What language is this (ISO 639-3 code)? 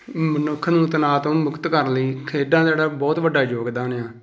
pan